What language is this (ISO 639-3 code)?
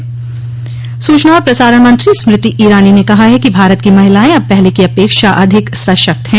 hin